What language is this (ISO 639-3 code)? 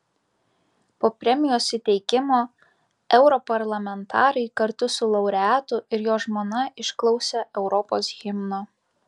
lit